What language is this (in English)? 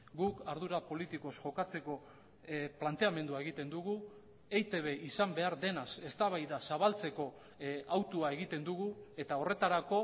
Basque